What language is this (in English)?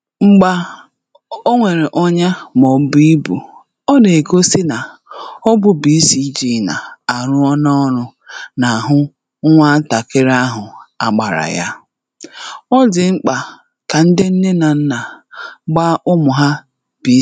Igbo